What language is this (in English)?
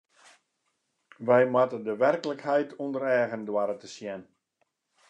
Western Frisian